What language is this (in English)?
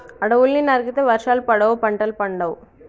Telugu